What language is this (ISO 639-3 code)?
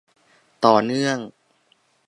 tha